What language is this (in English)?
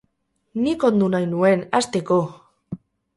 Basque